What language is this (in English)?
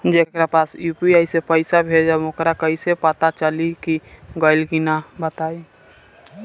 Bhojpuri